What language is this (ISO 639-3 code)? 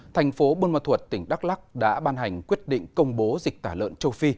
vie